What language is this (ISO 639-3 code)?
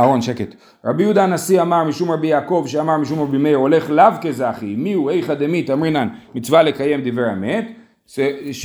heb